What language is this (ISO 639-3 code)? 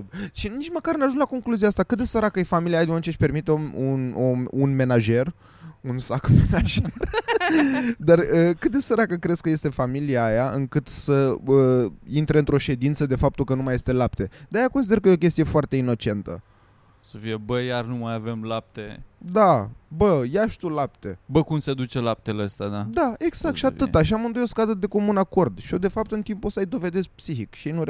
ron